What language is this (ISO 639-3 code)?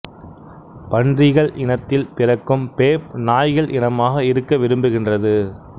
tam